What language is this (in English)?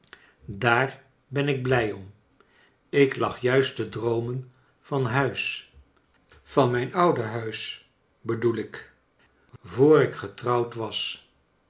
Dutch